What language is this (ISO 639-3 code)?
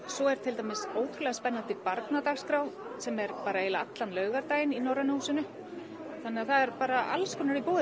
isl